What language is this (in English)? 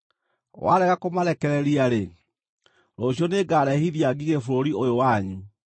Kikuyu